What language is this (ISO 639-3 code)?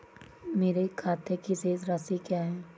hin